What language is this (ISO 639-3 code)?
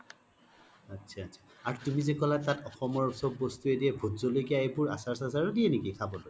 asm